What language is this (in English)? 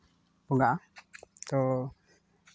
Santali